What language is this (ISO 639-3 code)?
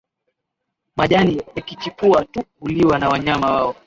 swa